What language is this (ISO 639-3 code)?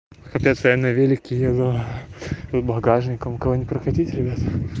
rus